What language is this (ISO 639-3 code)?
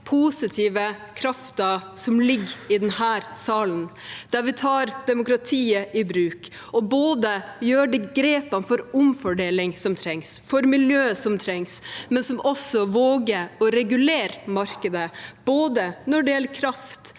nor